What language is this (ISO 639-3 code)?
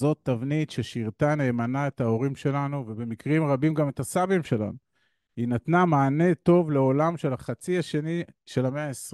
heb